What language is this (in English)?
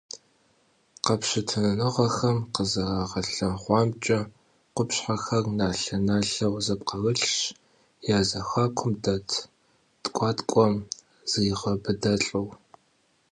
Kabardian